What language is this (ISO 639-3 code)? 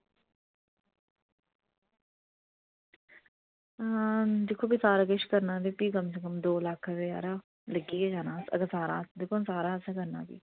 doi